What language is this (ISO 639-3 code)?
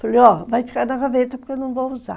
por